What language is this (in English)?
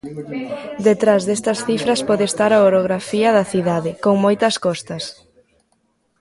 Galician